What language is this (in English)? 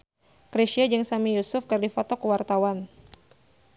Sundanese